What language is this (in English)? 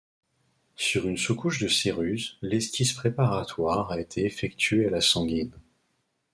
French